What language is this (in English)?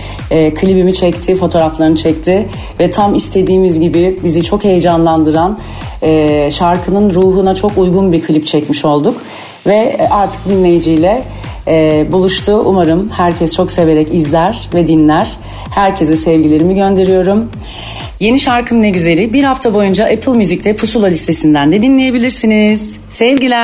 Turkish